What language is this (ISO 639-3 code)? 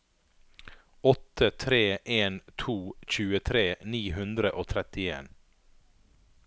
nor